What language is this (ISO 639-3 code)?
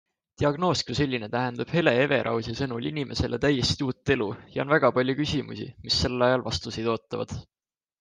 est